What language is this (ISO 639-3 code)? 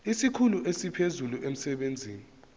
zul